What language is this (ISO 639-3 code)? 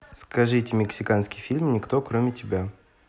rus